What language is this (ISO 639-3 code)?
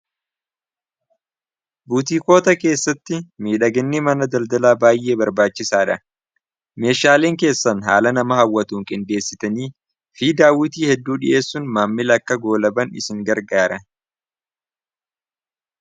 orm